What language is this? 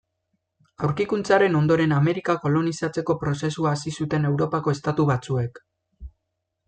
Basque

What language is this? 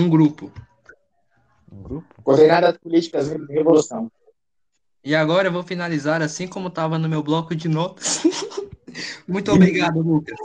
Portuguese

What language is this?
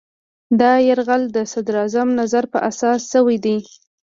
Pashto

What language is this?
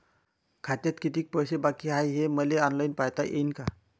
Marathi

